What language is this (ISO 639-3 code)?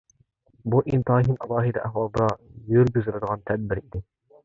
uig